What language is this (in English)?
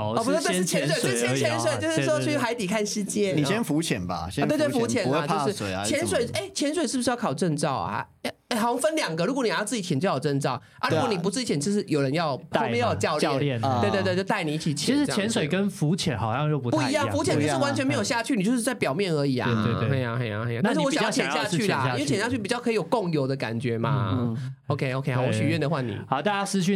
Chinese